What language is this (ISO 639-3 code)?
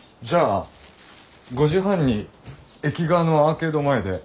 jpn